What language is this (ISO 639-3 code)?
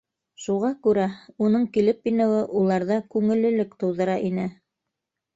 bak